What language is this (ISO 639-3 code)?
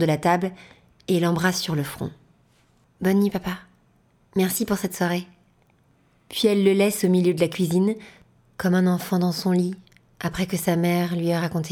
fra